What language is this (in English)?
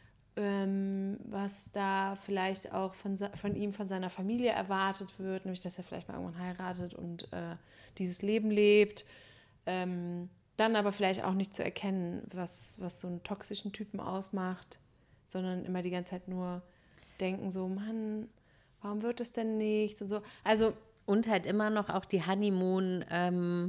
German